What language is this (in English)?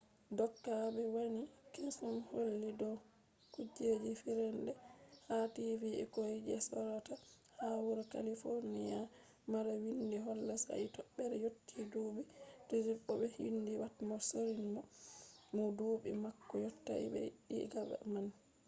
Fula